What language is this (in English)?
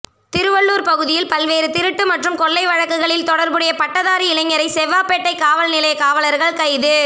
Tamil